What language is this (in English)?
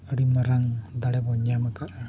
Santali